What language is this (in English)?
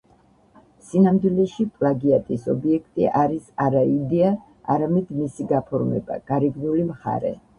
Georgian